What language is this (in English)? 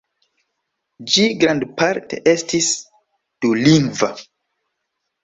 Esperanto